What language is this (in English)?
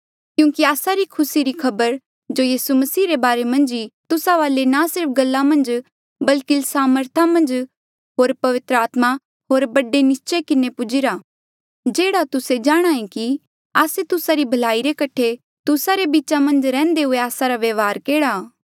Mandeali